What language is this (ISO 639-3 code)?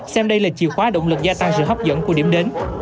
vie